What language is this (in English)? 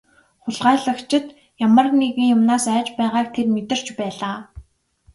Mongolian